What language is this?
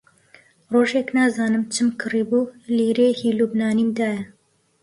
Central Kurdish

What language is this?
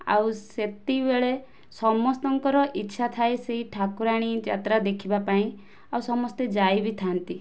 Odia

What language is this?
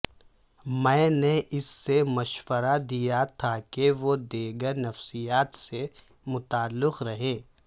Urdu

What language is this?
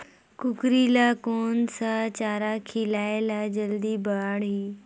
Chhattisgarhi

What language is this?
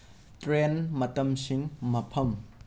Manipuri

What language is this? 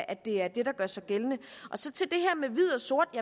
Danish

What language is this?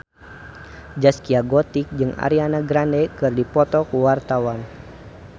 Sundanese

